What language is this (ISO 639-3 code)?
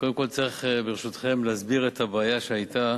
heb